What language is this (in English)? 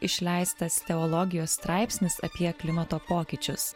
Lithuanian